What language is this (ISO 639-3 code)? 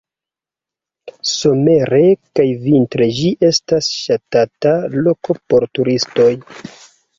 epo